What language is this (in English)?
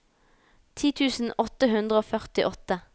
Norwegian